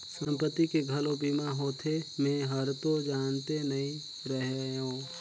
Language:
Chhattisgarhi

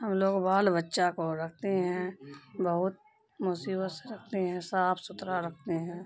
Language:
Urdu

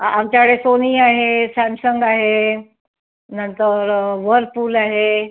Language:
Marathi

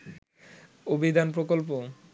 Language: Bangla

